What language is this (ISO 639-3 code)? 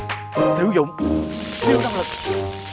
vie